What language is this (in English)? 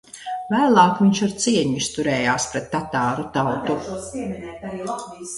Latvian